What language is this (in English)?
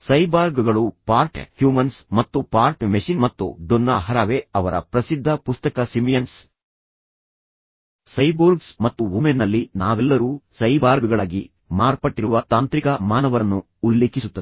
Kannada